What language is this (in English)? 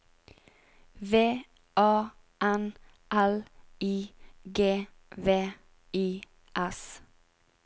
Norwegian